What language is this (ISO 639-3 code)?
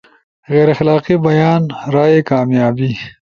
ush